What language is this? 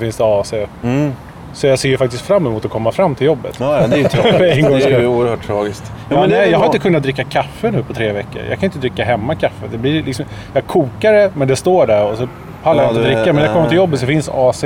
Swedish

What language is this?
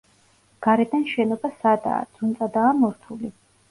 Georgian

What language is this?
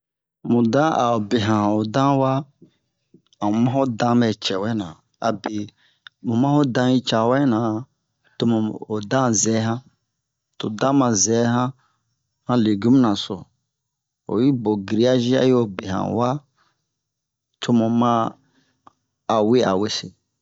Bomu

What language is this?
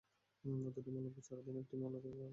Bangla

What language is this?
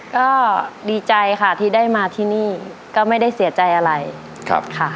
Thai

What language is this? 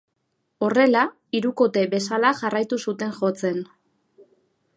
Basque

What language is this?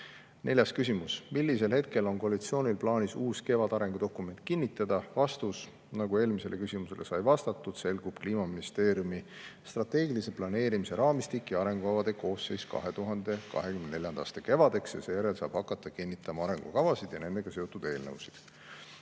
Estonian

